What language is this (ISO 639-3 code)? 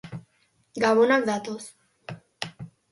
eus